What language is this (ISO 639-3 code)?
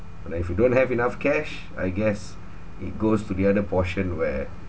eng